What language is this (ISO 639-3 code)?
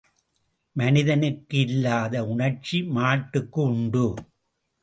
tam